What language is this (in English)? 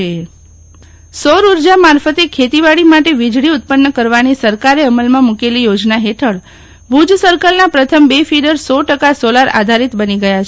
Gujarati